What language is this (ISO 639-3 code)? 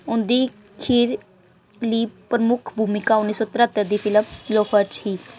doi